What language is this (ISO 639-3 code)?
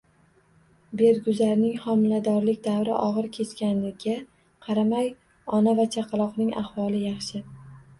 uzb